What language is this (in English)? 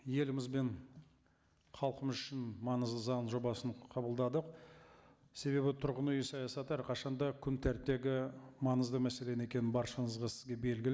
Kazakh